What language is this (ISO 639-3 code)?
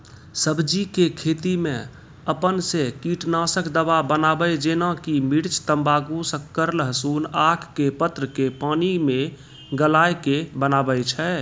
mai